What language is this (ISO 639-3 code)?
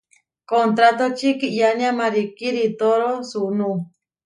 var